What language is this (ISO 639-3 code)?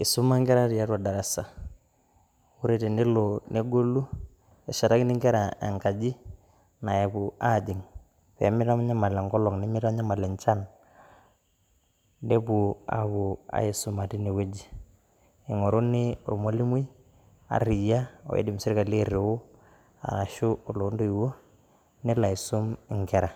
mas